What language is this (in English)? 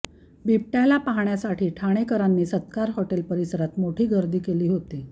Marathi